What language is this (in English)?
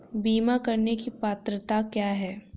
Hindi